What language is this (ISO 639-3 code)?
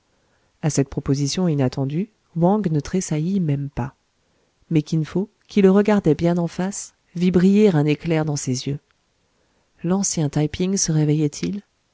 fra